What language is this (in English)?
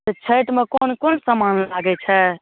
Maithili